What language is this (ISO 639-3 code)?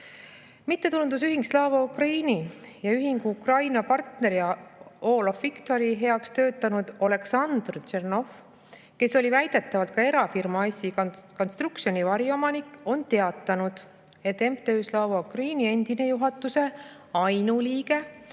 est